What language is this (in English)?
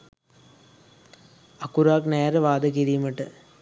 Sinhala